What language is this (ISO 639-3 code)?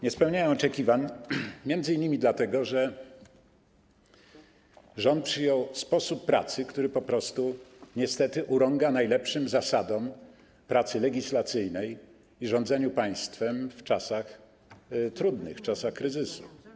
pol